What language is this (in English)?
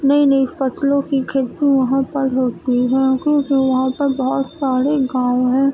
Urdu